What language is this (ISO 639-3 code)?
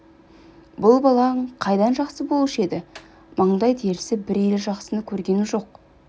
kaz